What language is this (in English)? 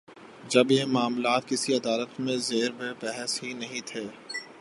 Urdu